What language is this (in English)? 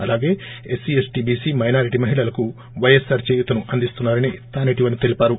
Telugu